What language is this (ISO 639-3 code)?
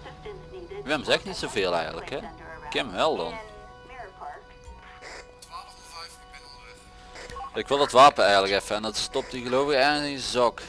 nld